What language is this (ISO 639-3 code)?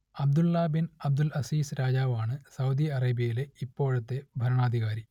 mal